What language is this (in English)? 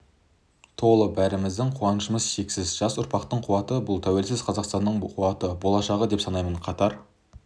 Kazakh